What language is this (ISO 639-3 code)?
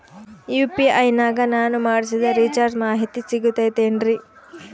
kan